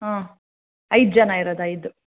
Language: Kannada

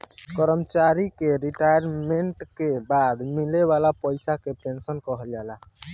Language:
Bhojpuri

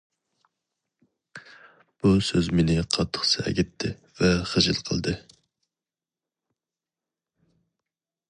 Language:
Uyghur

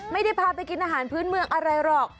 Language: Thai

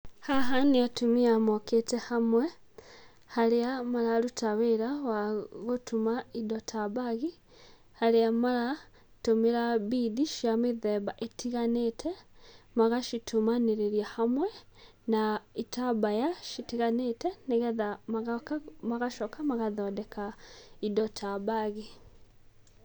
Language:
Kikuyu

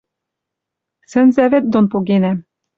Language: Western Mari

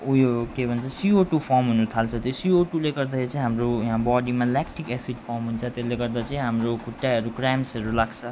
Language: Nepali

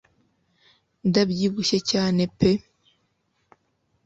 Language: Kinyarwanda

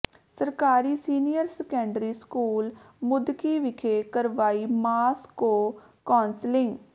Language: Punjabi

